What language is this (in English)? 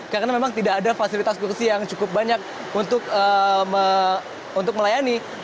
Indonesian